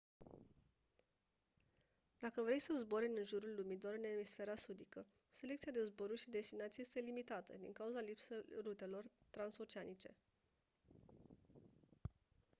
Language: Romanian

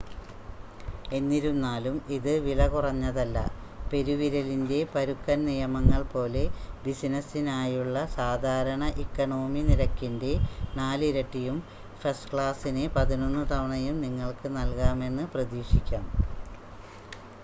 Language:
Malayalam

